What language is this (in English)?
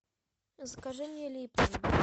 Russian